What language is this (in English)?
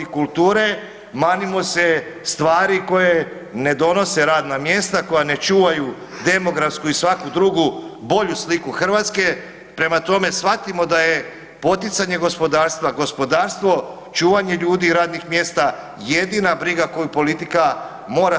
Croatian